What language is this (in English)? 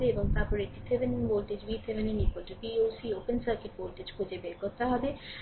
Bangla